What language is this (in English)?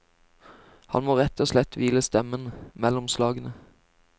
Norwegian